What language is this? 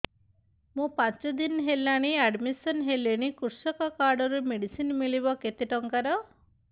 Odia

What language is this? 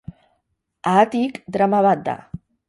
Basque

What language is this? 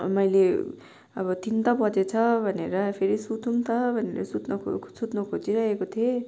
Nepali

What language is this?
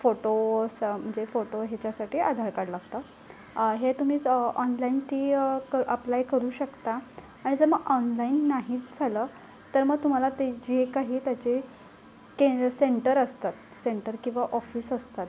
Marathi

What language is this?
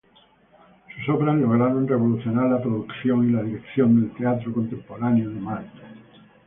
Spanish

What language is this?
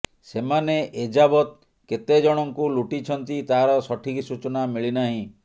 Odia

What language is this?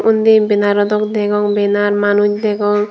Chakma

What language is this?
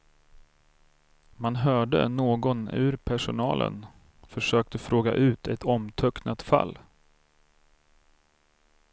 Swedish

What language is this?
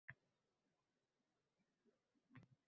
Uzbek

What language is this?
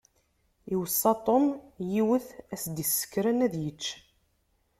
Kabyle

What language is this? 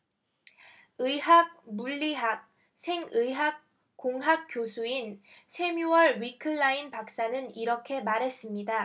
Korean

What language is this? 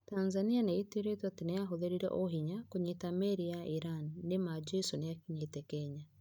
Kikuyu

